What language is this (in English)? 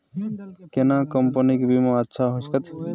Maithili